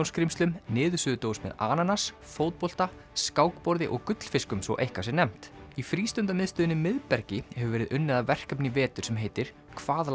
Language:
Icelandic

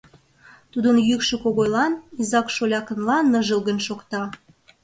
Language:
Mari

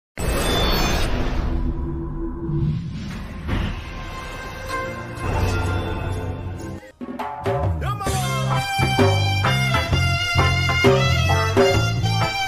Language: Indonesian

